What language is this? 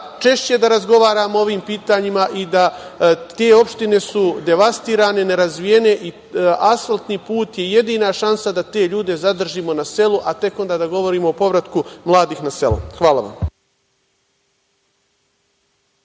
Serbian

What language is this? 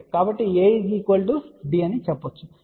Telugu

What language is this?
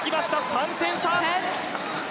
Japanese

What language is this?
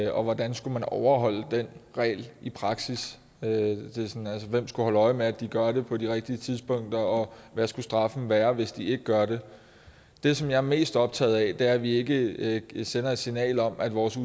Danish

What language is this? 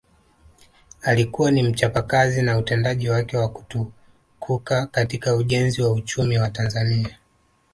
Swahili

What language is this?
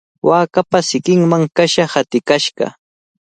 Cajatambo North Lima Quechua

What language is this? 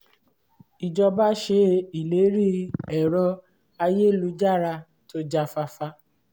Yoruba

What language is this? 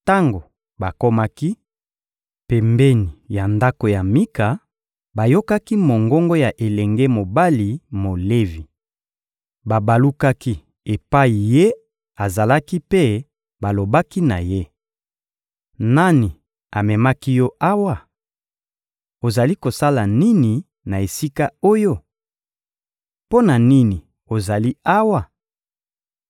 Lingala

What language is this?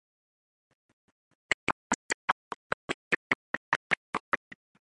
English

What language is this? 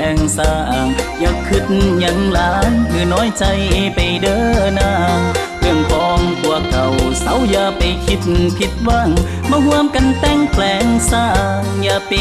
Thai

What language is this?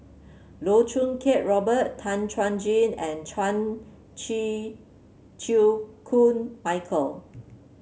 English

